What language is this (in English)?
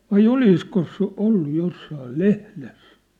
Finnish